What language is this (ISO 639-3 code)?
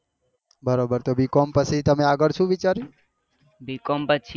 guj